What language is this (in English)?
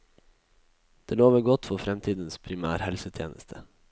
Norwegian